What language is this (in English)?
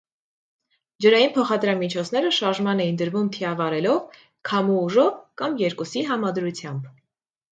Armenian